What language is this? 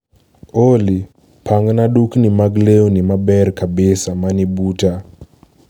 Luo (Kenya and Tanzania)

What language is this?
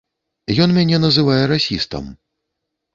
Belarusian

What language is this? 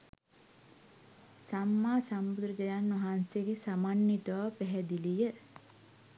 Sinhala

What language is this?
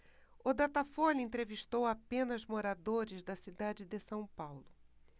Portuguese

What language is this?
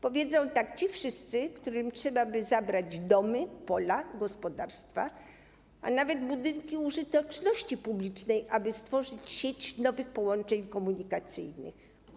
Polish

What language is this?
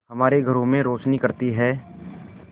Hindi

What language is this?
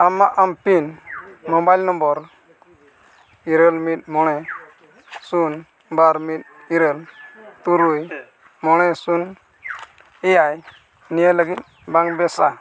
Santali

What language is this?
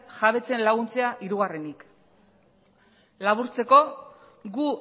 Basque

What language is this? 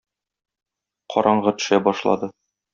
Tatar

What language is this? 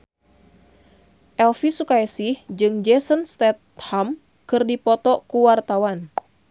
Sundanese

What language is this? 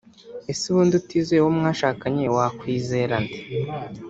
Kinyarwanda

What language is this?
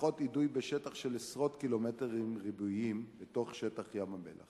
Hebrew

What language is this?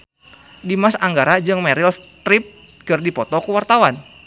Sundanese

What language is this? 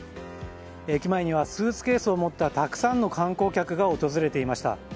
Japanese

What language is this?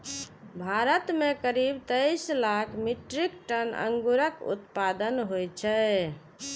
Maithili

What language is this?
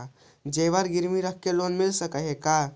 Magahi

